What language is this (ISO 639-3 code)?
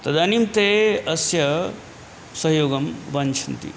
san